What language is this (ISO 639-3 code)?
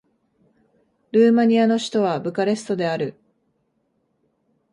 jpn